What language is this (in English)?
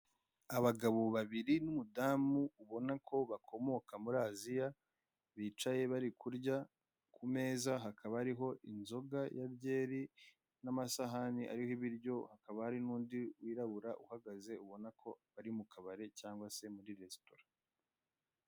Kinyarwanda